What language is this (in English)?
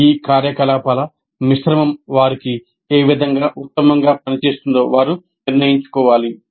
Telugu